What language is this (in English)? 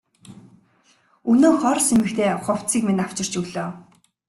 Mongolian